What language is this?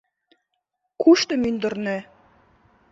Mari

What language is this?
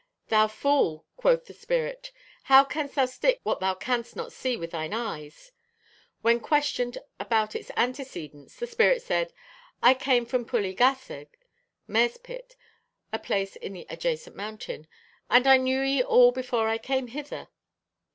English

